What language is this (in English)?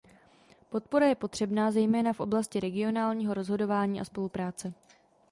Czech